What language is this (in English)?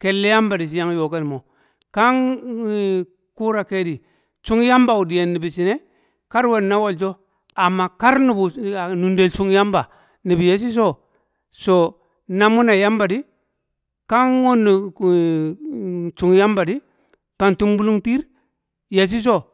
Kamo